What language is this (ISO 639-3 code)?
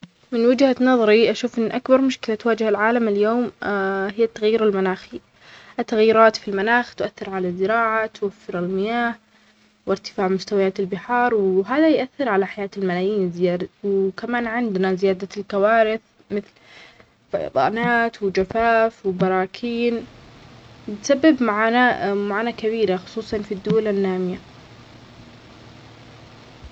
acx